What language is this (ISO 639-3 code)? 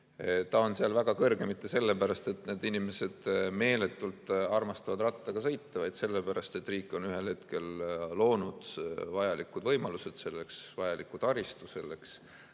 est